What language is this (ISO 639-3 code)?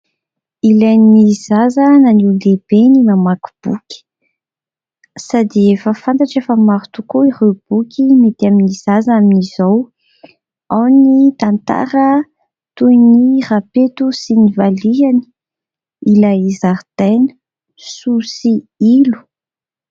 mlg